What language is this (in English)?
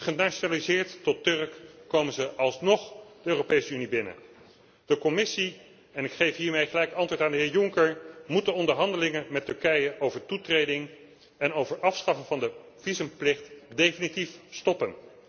Dutch